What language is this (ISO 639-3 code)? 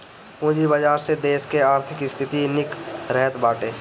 bho